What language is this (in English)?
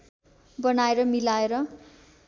Nepali